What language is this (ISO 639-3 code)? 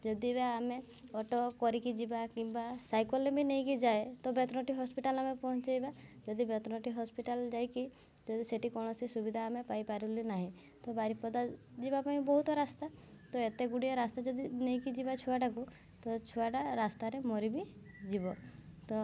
ori